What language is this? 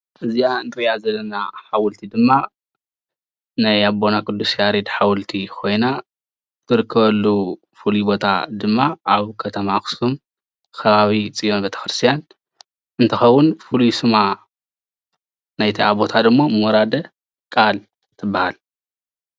Tigrinya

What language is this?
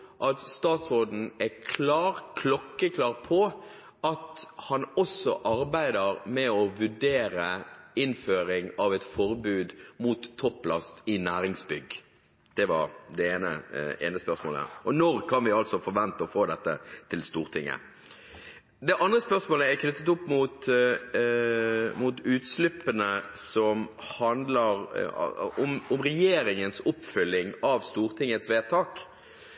Norwegian Bokmål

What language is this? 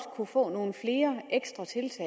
Danish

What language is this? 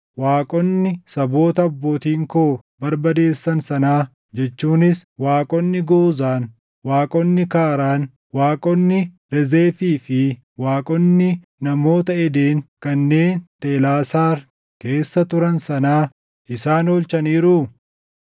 Oromo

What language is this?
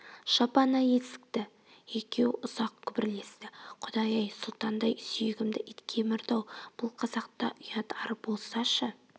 Kazakh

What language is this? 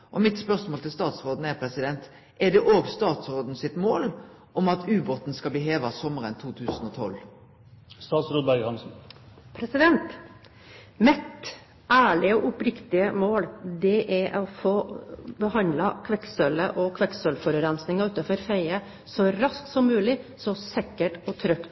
Norwegian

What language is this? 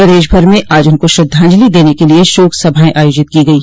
Hindi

